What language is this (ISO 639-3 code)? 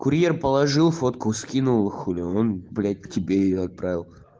rus